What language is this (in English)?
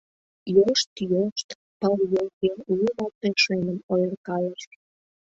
Mari